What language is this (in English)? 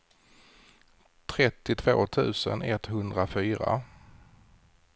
Swedish